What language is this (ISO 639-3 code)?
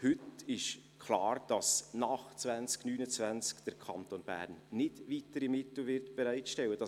gsw